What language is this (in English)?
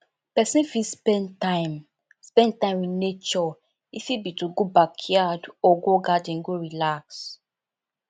Nigerian Pidgin